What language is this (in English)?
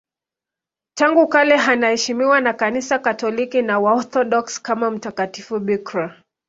Swahili